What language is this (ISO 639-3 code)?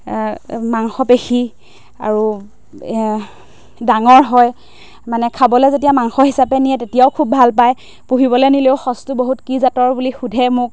asm